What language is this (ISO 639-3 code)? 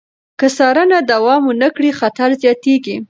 pus